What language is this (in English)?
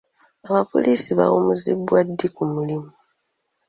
Ganda